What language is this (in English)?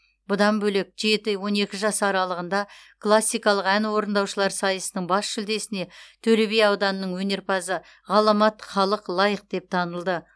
Kazakh